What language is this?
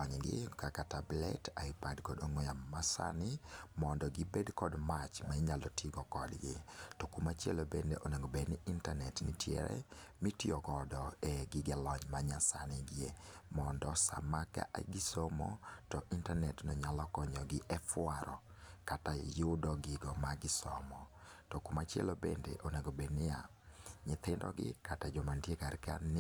Luo (Kenya and Tanzania)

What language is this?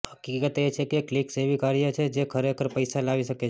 Gujarati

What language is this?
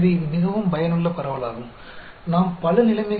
Hindi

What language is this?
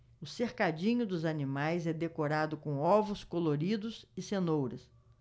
Portuguese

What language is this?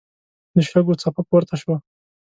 Pashto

